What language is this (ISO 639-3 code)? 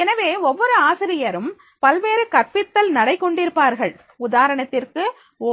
tam